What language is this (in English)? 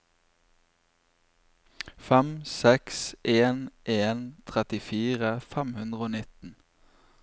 Norwegian